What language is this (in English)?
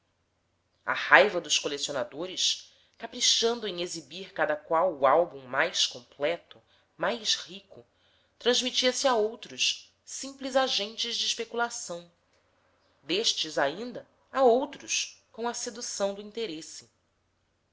Portuguese